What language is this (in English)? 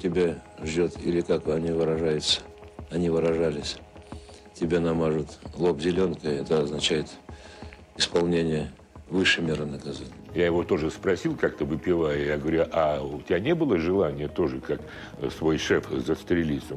Russian